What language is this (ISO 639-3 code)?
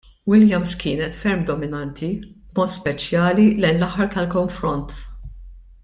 mlt